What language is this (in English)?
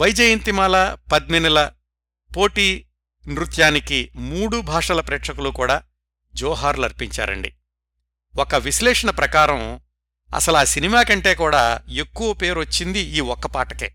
Telugu